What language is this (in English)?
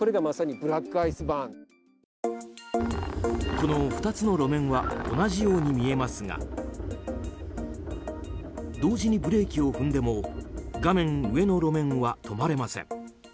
Japanese